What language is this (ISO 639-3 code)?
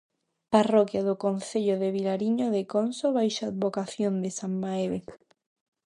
glg